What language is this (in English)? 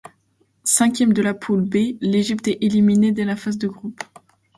French